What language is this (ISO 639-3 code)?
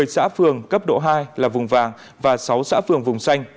vie